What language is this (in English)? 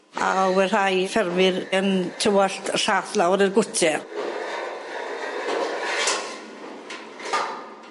Welsh